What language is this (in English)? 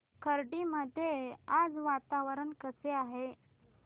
Marathi